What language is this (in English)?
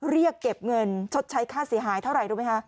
Thai